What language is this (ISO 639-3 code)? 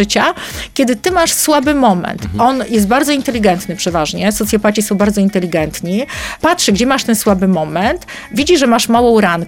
pol